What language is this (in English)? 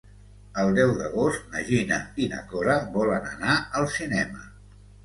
Catalan